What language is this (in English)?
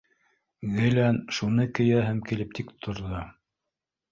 Bashkir